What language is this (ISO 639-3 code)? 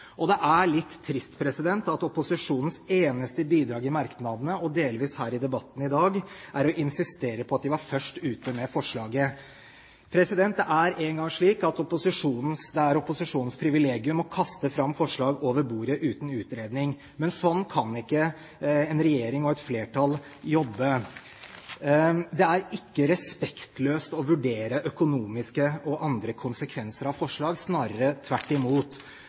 nob